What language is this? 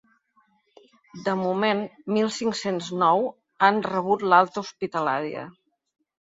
Catalan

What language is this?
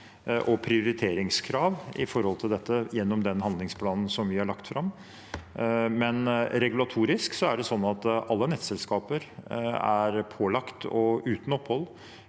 Norwegian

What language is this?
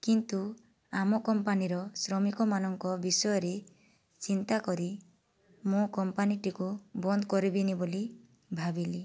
Odia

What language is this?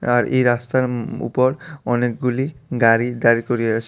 Bangla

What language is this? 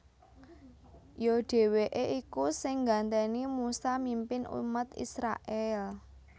Javanese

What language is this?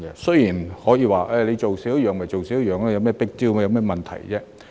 Cantonese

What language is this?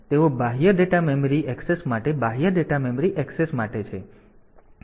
Gujarati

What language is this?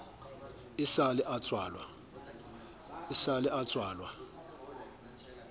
Southern Sotho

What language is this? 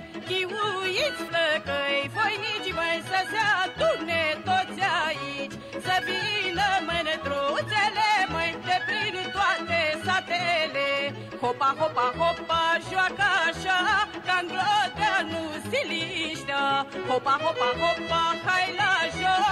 Romanian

